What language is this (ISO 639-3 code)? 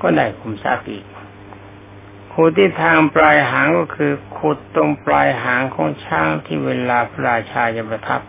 tha